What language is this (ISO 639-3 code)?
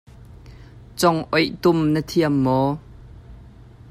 cnh